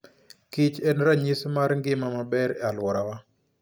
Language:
Luo (Kenya and Tanzania)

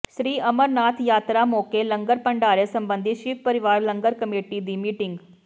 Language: Punjabi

